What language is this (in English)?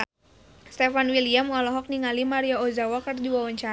Sundanese